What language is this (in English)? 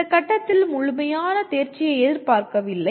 Tamil